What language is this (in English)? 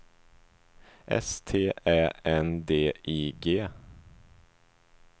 Swedish